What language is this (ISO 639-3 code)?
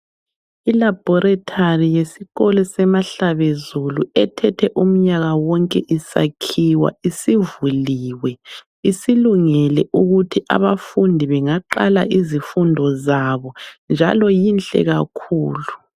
nde